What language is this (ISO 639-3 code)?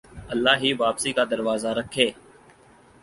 urd